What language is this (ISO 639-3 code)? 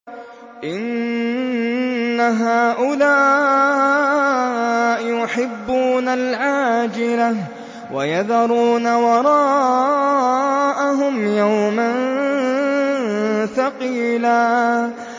ara